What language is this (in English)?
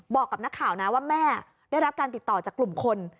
Thai